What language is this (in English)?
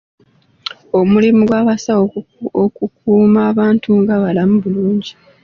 Ganda